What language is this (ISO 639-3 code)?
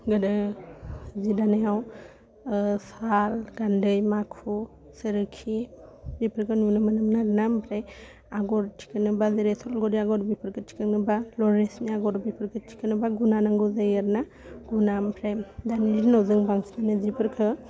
brx